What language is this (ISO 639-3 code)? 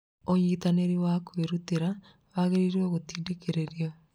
kik